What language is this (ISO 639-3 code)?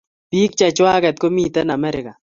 kln